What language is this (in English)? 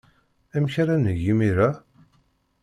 Kabyle